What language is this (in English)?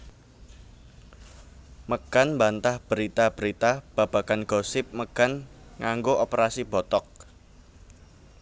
Javanese